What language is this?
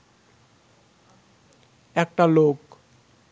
Bangla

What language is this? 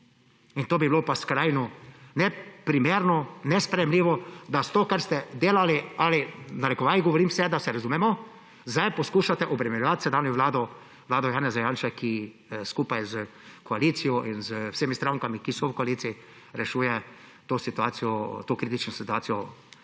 Slovenian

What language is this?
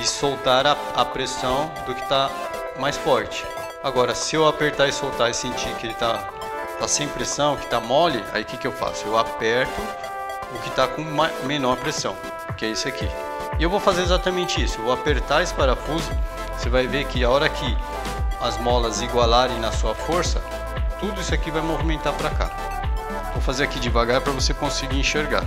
Portuguese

